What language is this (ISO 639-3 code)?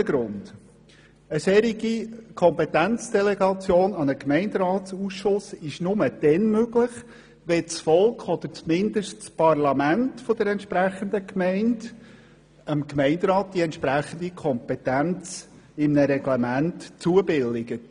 gsw